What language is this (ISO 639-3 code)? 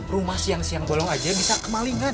ind